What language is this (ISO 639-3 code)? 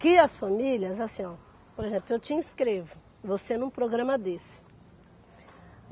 por